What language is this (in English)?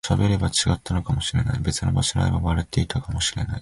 Japanese